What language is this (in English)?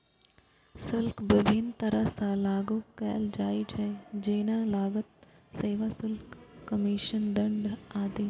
Maithili